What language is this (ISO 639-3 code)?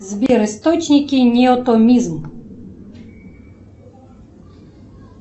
rus